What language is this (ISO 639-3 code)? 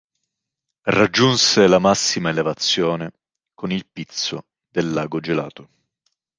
ita